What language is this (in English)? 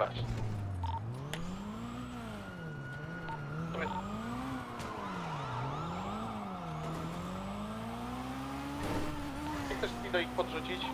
Polish